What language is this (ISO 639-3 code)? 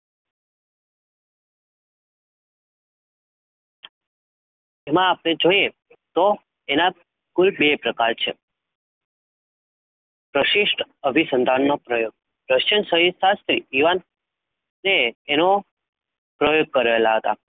guj